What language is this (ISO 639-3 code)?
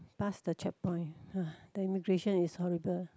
eng